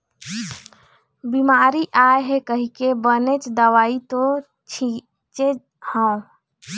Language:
Chhattisgarhi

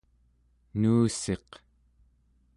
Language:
Central Yupik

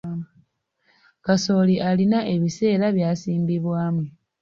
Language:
Ganda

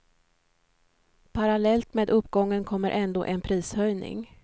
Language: Swedish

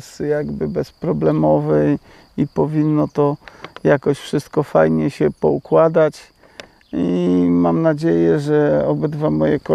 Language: Polish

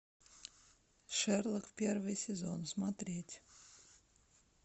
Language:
Russian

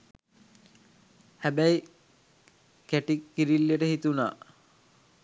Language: Sinhala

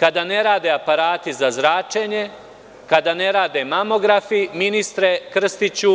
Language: Serbian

